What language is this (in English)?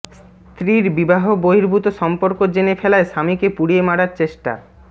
Bangla